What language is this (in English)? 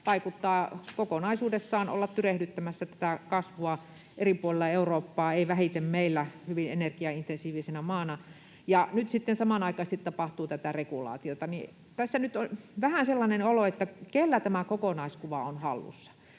Finnish